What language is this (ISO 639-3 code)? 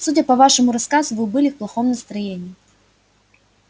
rus